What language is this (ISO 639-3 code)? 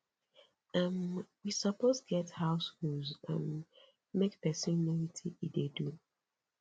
pcm